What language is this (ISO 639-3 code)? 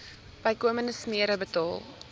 afr